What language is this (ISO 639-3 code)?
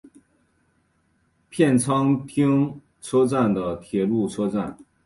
zho